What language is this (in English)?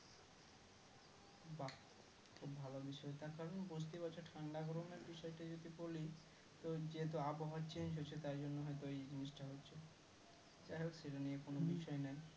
Bangla